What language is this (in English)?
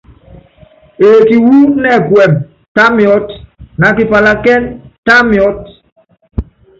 Yangben